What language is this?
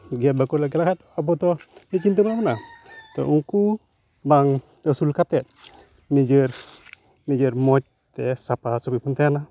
Santali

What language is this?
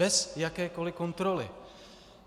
Czech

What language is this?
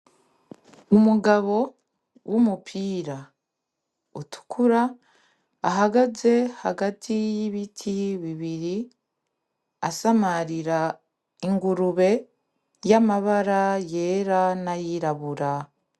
Rundi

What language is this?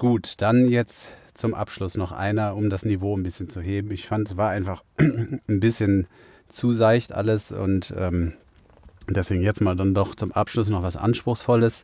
German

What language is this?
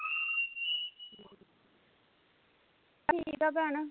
Punjabi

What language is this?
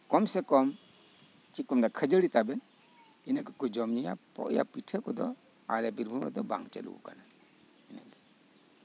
Santali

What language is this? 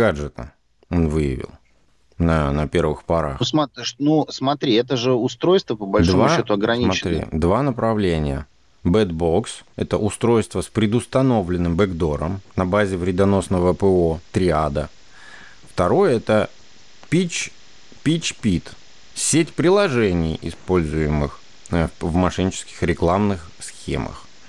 Russian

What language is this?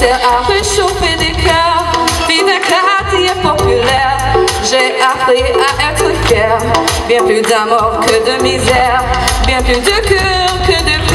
Korean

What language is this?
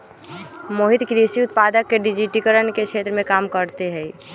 Magahi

